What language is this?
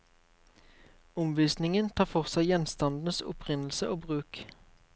Norwegian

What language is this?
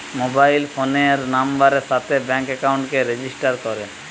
Bangla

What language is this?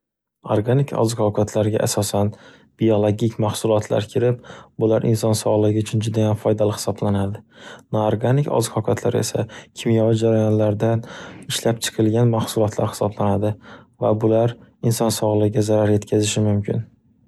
Uzbek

